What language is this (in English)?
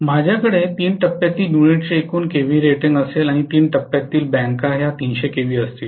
Marathi